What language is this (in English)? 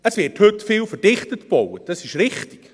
Swiss German